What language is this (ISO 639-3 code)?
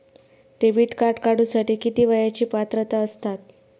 mar